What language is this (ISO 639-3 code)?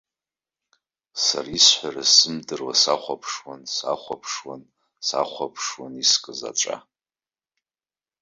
abk